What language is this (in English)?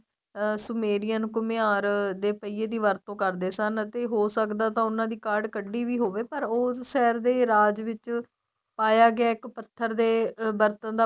Punjabi